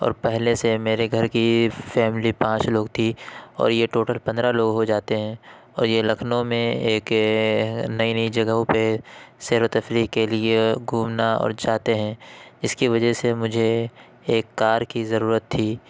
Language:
Urdu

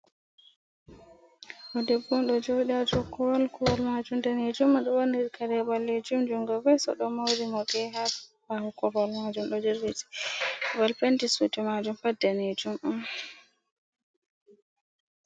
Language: Fula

